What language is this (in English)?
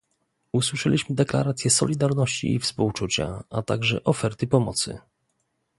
Polish